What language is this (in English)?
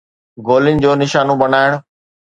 Sindhi